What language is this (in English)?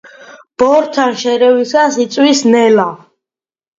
Georgian